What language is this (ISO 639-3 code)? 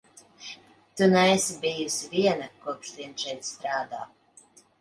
lav